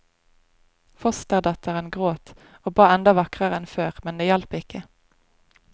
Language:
Norwegian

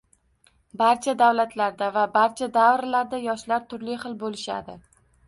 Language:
Uzbek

